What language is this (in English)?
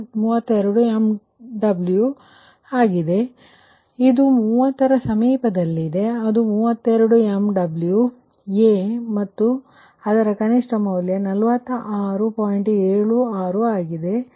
Kannada